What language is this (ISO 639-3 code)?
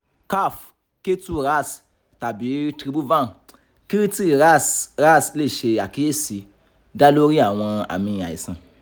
yor